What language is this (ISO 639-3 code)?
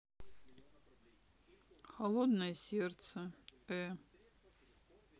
rus